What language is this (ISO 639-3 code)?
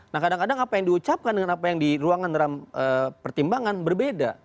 ind